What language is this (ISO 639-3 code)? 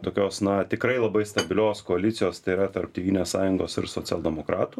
lit